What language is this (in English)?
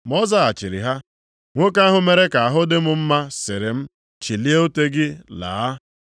Igbo